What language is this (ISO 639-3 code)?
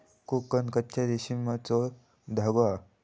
mar